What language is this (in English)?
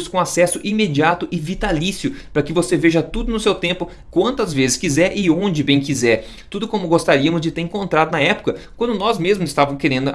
Portuguese